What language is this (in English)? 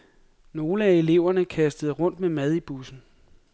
Danish